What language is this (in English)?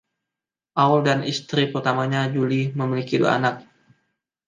Indonesian